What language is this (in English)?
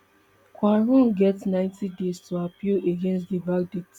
Nigerian Pidgin